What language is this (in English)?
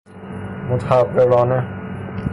Persian